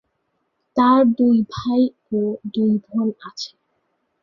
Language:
Bangla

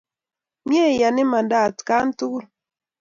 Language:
Kalenjin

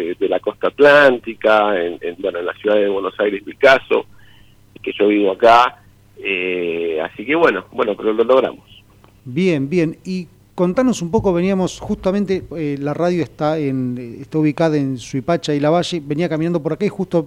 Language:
Spanish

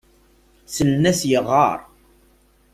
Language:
Kabyle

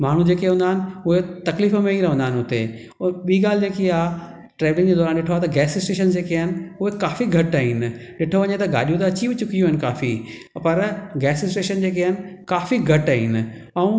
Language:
Sindhi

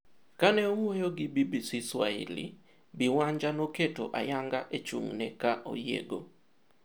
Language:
Luo (Kenya and Tanzania)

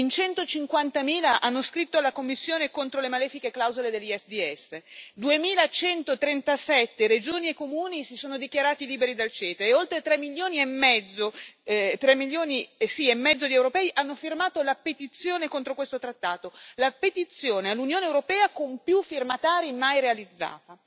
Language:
Italian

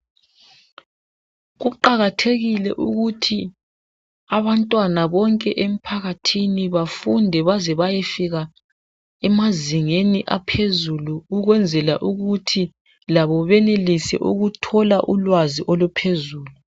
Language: North Ndebele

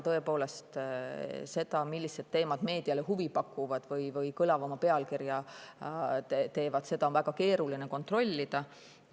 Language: Estonian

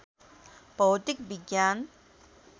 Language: Nepali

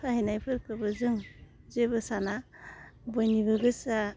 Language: Bodo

